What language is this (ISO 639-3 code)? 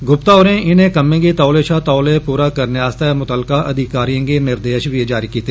doi